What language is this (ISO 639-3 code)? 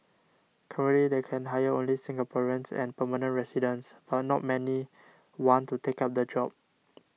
eng